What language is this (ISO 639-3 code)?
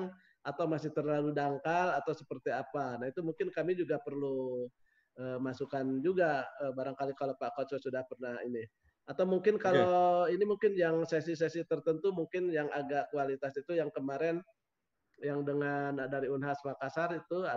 ind